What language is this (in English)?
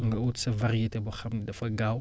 Wolof